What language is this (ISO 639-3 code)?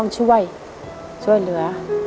tha